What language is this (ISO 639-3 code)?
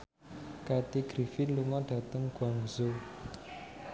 jav